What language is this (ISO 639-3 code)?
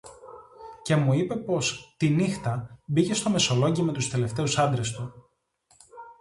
ell